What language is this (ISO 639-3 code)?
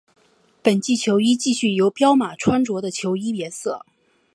zho